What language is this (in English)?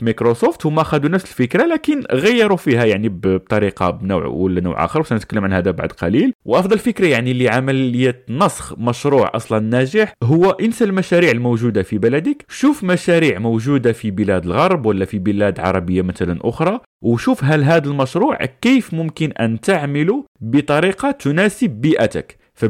Arabic